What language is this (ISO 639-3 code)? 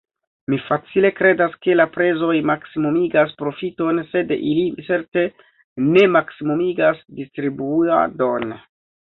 epo